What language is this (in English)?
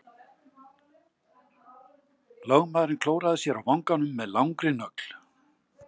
Icelandic